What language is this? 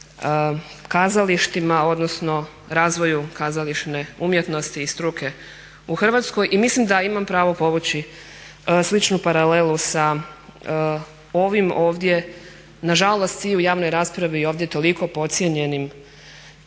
Croatian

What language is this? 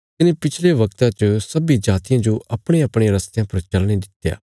Bilaspuri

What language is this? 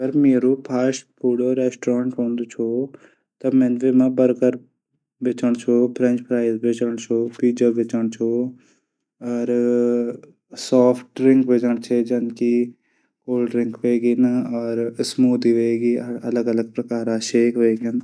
Garhwali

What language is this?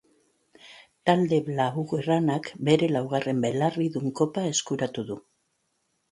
Basque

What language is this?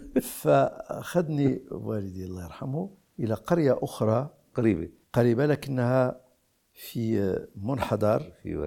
Arabic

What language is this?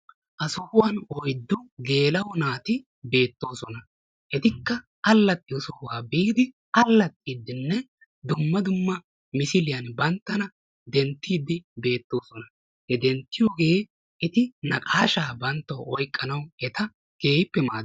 Wolaytta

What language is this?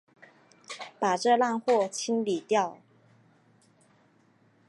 Chinese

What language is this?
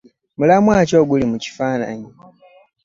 Ganda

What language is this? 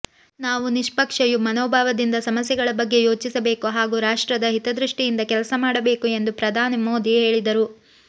Kannada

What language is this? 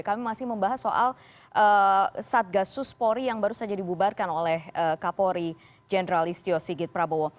Indonesian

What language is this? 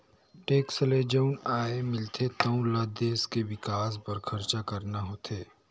Chhattisgarhi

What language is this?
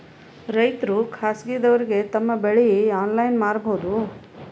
Kannada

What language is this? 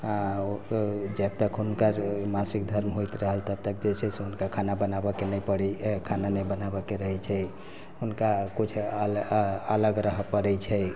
Maithili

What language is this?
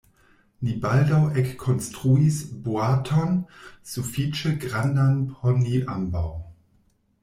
Esperanto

